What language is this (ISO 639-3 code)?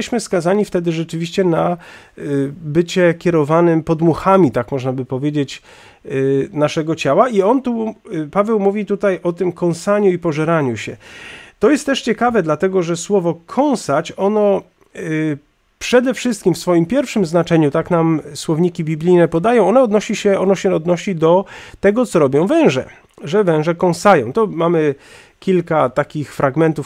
pol